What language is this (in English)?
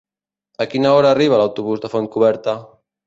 Catalan